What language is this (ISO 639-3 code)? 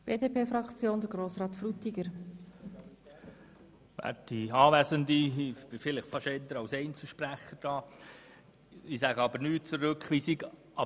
gsw